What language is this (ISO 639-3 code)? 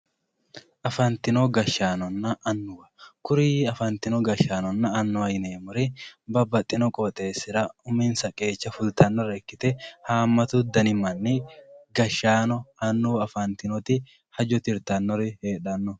sid